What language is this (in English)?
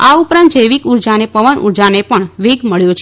Gujarati